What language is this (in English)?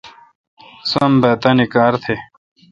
Kalkoti